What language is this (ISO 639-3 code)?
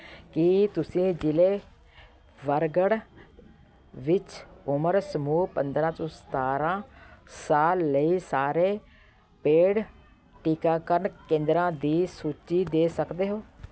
pan